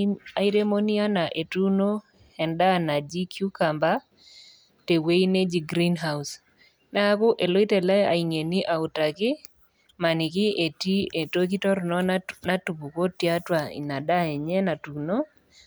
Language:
Masai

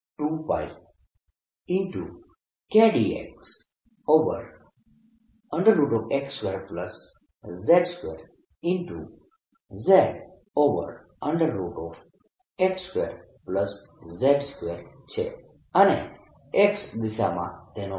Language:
Gujarati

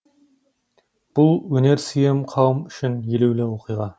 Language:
Kazakh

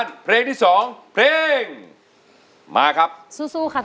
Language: Thai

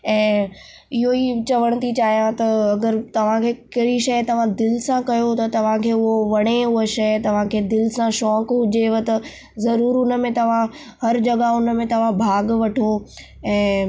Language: Sindhi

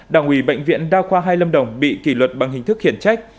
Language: Vietnamese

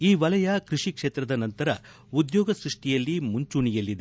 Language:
Kannada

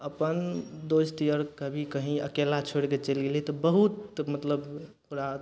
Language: Maithili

